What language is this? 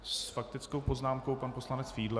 Czech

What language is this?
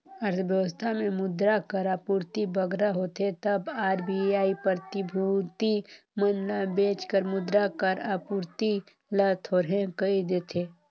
Chhattisgarhi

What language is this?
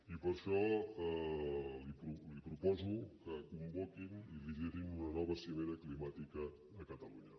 Catalan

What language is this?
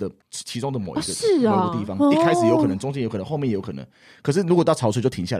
Chinese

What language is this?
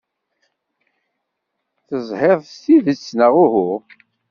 Kabyle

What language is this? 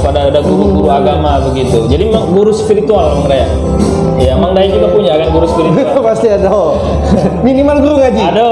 Indonesian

